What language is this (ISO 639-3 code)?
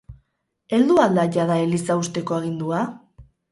eus